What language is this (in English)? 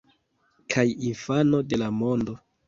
Esperanto